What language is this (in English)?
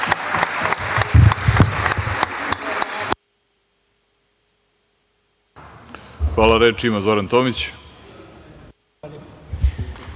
Serbian